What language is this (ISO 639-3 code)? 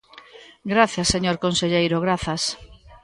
glg